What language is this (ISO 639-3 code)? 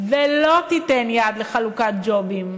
heb